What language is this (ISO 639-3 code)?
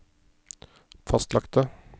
nor